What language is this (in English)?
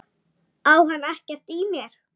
Icelandic